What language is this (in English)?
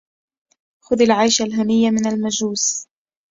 Arabic